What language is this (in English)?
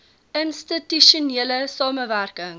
Afrikaans